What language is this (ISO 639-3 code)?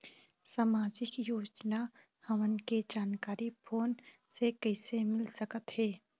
hne